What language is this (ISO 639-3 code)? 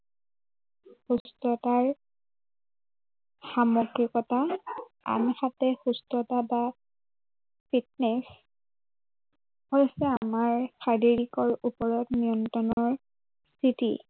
asm